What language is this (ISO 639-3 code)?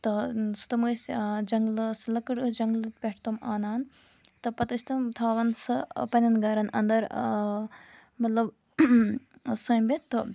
kas